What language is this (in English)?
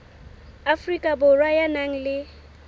Southern Sotho